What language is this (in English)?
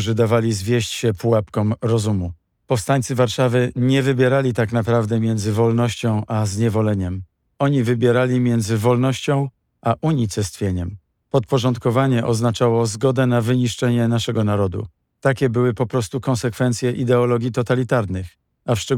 Polish